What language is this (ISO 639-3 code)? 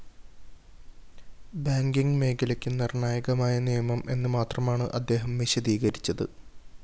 mal